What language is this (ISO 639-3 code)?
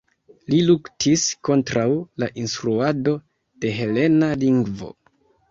epo